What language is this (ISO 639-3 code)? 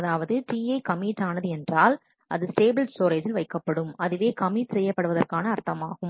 tam